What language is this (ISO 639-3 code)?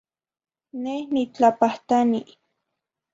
nhi